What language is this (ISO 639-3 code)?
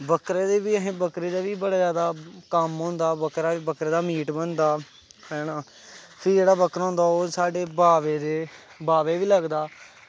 doi